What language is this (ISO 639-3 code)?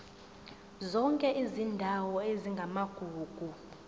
zul